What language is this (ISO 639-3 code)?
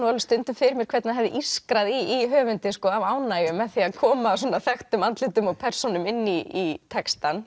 isl